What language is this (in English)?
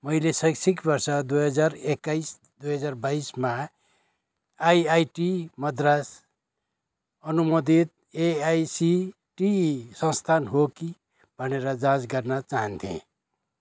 Nepali